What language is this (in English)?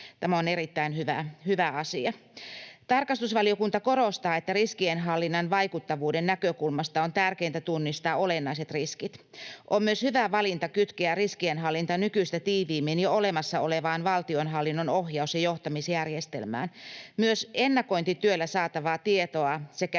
Finnish